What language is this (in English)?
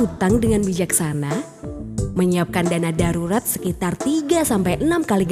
Indonesian